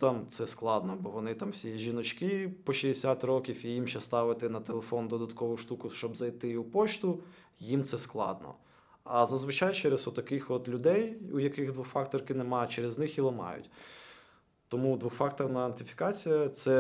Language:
Ukrainian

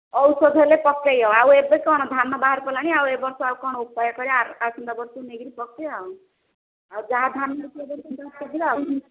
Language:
Odia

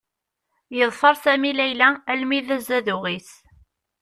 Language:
Kabyle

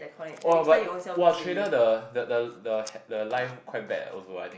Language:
English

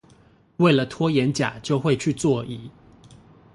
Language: Chinese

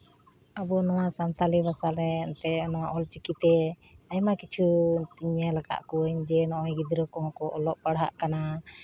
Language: Santali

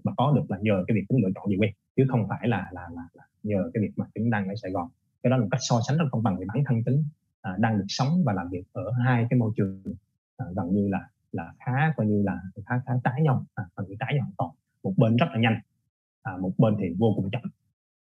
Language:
Vietnamese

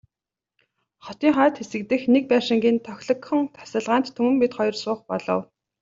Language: Mongolian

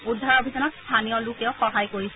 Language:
Assamese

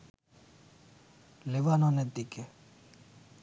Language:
Bangla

